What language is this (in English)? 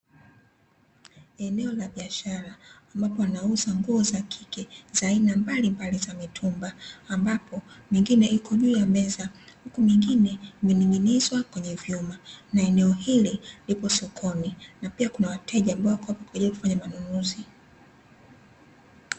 Swahili